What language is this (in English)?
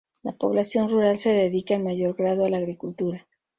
Spanish